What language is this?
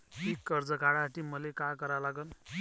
Marathi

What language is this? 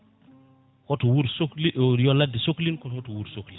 Fula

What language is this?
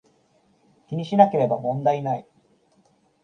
Japanese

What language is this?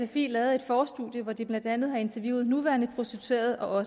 Danish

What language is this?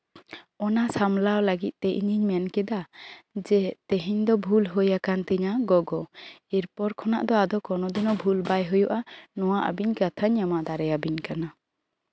Santali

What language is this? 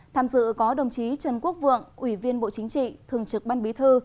Vietnamese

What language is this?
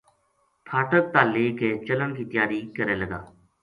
Gujari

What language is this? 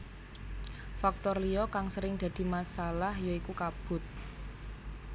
Javanese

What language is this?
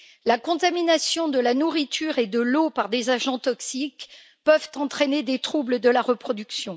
French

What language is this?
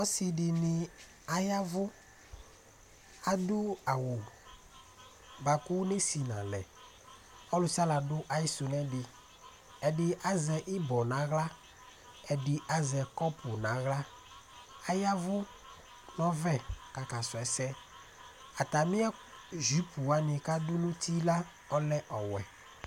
Ikposo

